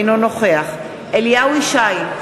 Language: Hebrew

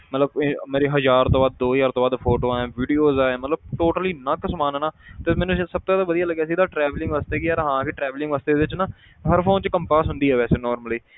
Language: Punjabi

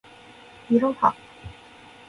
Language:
Japanese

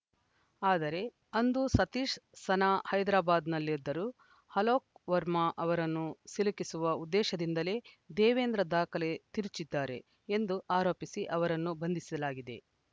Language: Kannada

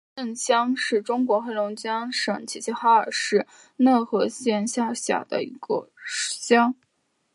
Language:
Chinese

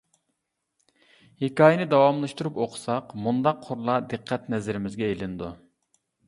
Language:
Uyghur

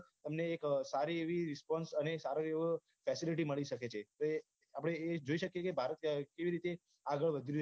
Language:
Gujarati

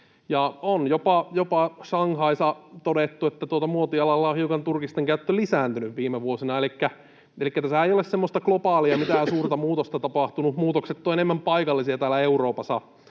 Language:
Finnish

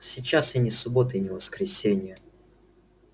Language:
Russian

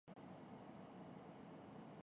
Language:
Urdu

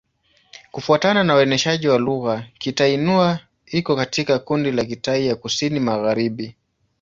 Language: Swahili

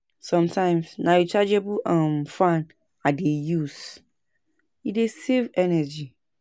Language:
Nigerian Pidgin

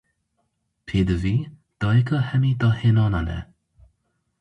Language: Kurdish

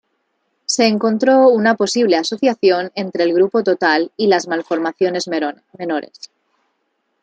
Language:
Spanish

